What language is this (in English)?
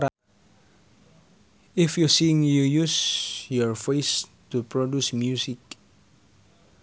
Sundanese